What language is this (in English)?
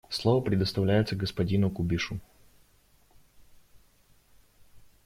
Russian